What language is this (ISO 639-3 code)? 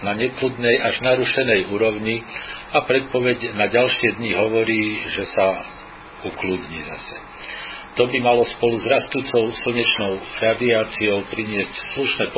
slk